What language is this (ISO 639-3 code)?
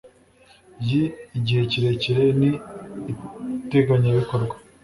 kin